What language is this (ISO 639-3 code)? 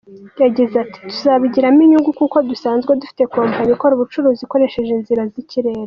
kin